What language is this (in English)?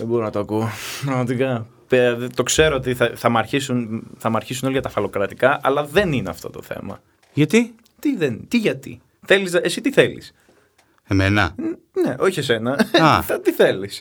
Greek